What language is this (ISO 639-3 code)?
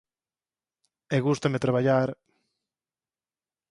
glg